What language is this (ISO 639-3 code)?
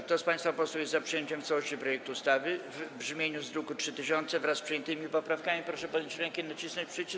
pol